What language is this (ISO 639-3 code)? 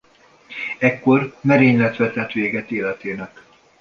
hun